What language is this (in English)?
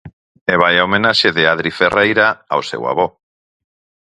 Galician